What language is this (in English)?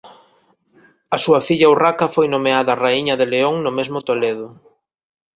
Galician